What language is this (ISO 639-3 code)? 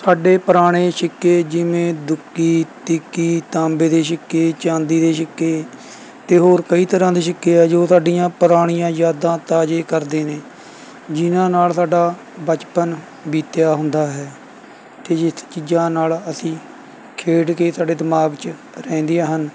pan